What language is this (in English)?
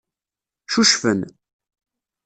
Kabyle